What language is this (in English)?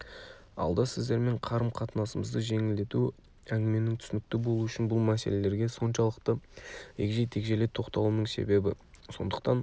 Kazakh